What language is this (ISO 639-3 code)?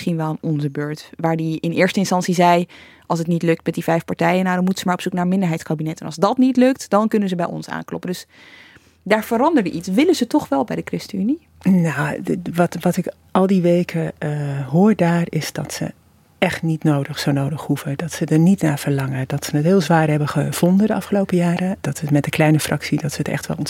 nld